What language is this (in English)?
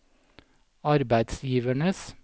Norwegian